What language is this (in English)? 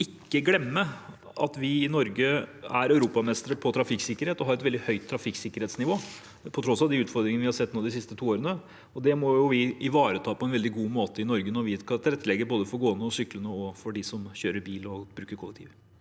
Norwegian